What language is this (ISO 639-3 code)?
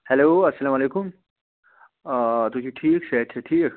kas